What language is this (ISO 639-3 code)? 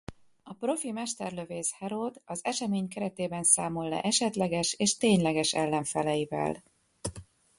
hun